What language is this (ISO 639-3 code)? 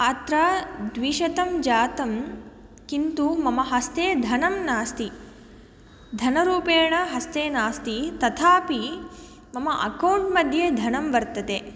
san